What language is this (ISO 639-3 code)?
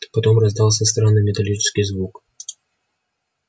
rus